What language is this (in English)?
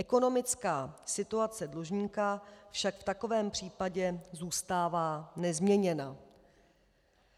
Czech